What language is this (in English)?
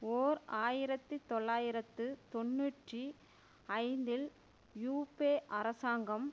Tamil